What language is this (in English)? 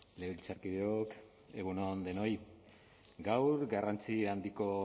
Basque